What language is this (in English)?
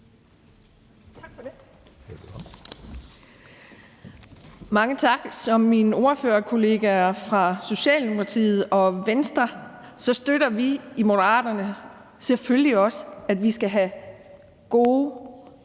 Danish